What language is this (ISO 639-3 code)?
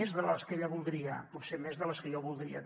cat